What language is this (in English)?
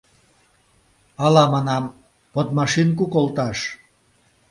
Mari